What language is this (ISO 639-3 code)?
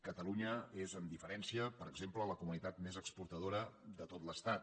cat